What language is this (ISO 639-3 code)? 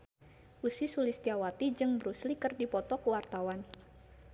sun